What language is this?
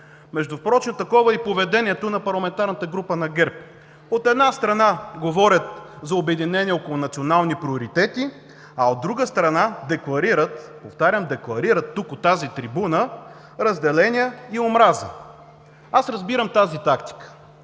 Bulgarian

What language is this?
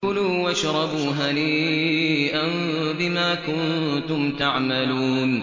Arabic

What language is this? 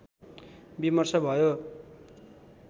Nepali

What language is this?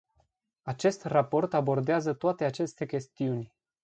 Romanian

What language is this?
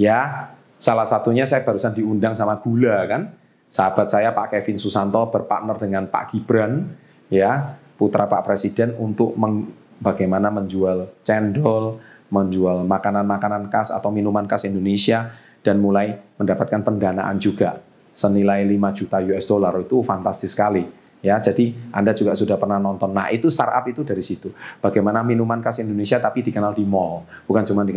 Indonesian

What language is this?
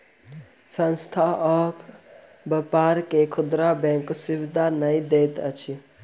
Maithili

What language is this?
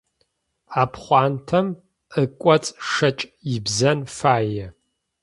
Adyghe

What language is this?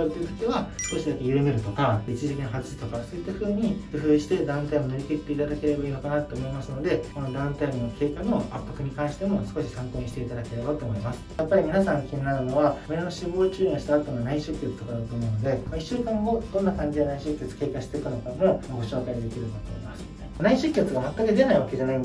Japanese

